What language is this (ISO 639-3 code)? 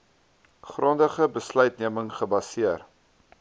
afr